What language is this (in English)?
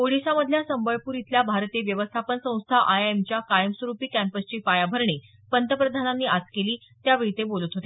Marathi